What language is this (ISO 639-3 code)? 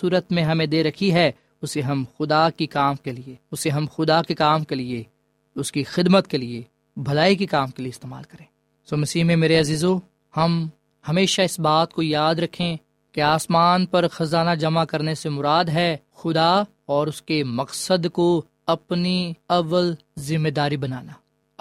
urd